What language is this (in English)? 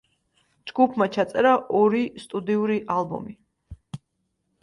Georgian